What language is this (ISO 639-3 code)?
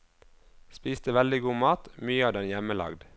nor